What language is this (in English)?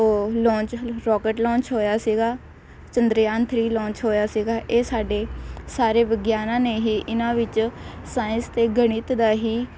Punjabi